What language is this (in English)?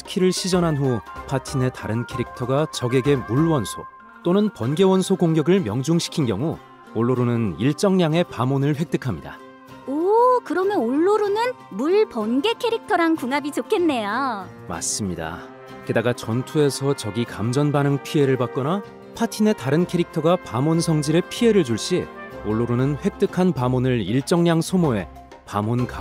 Korean